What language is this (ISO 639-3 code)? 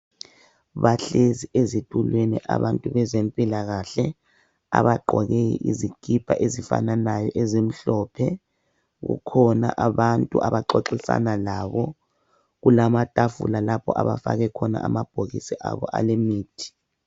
nde